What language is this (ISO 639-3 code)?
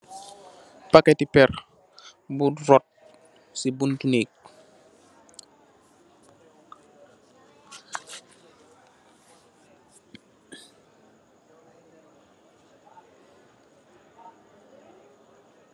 wol